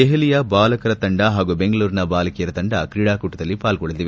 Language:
Kannada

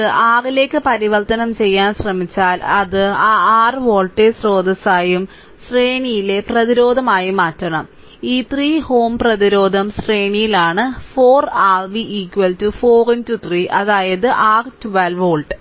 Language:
Malayalam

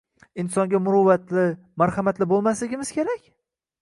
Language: Uzbek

